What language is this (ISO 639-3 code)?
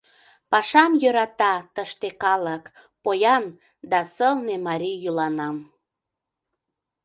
chm